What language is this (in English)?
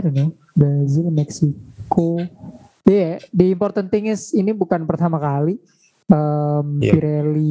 Indonesian